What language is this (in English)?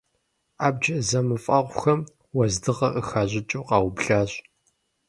Kabardian